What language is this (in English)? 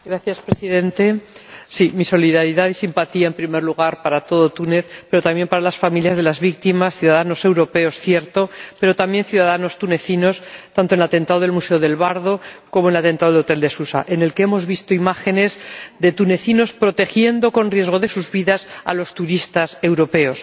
Spanish